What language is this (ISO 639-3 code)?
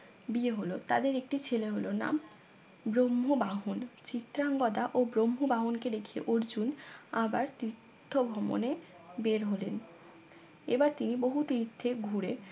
ben